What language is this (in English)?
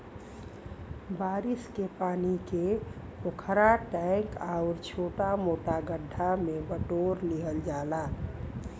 Bhojpuri